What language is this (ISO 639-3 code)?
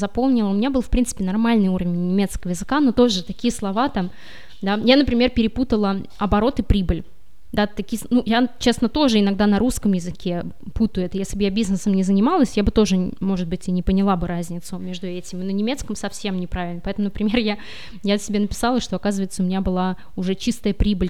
rus